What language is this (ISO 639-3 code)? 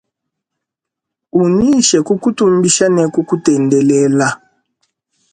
lua